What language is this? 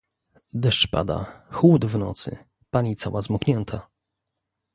Polish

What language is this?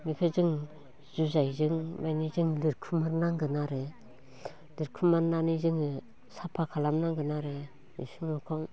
Bodo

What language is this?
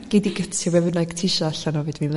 Welsh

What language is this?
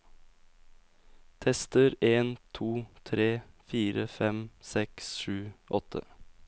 Norwegian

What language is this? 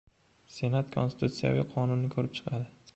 Uzbek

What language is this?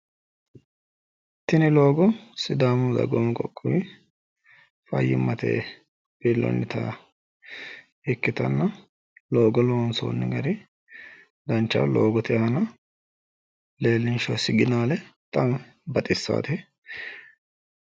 Sidamo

